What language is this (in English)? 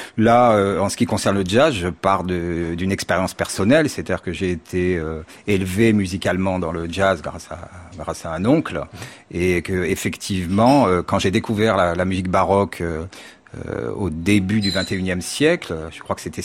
French